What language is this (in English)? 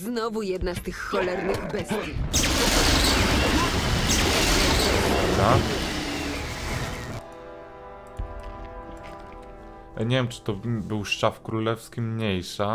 Polish